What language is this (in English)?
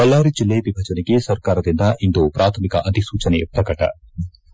Kannada